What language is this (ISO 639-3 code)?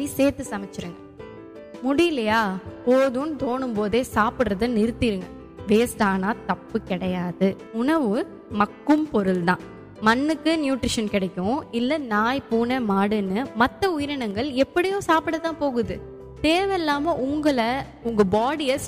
tam